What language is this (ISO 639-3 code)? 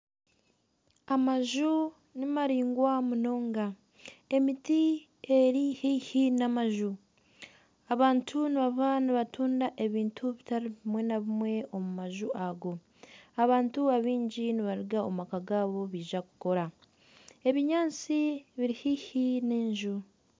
nyn